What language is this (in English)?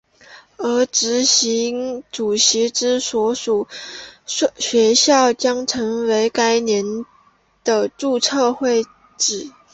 Chinese